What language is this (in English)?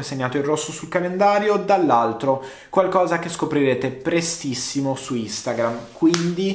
Italian